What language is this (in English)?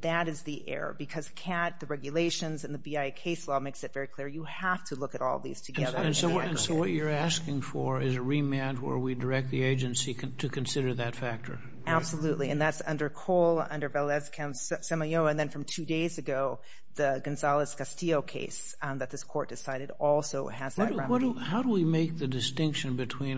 English